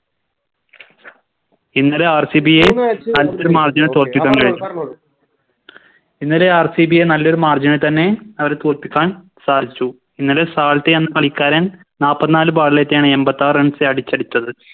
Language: Malayalam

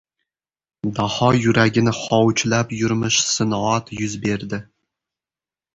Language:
Uzbek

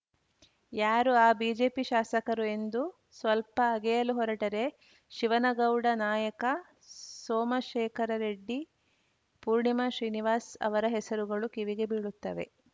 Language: Kannada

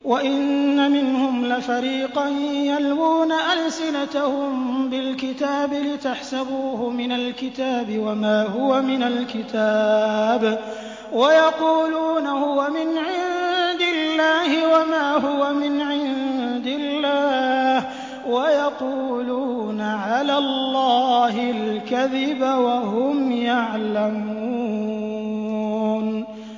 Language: Arabic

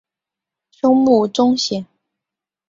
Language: Chinese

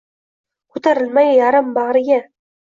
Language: Uzbek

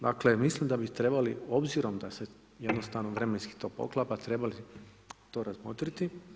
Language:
Croatian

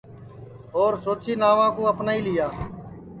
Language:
Sansi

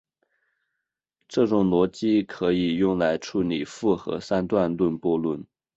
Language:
Chinese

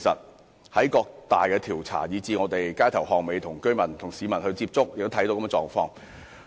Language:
Cantonese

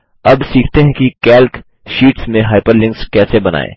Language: Hindi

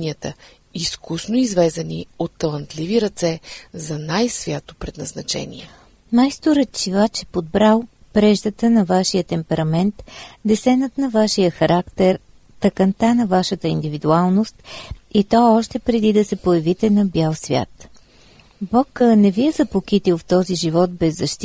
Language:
Bulgarian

